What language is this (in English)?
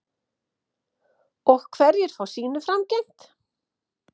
Icelandic